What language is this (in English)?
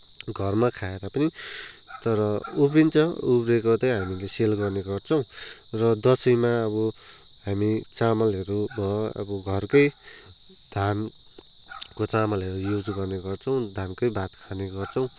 Nepali